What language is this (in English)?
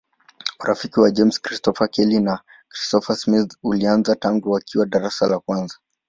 Swahili